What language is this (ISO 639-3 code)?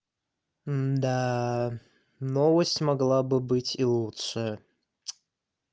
rus